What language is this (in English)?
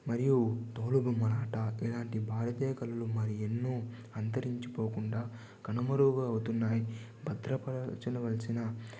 Telugu